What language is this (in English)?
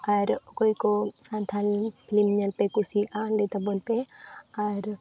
Santali